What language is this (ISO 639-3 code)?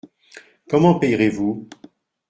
fra